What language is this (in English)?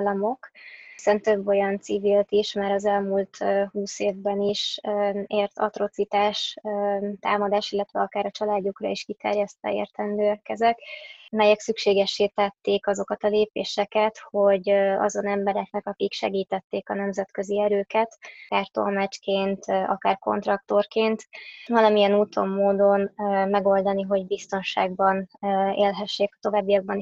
Hungarian